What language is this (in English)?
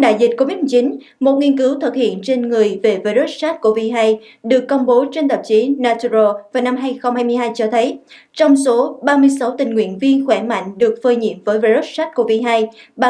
Vietnamese